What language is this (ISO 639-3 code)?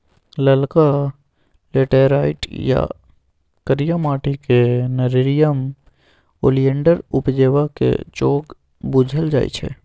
mai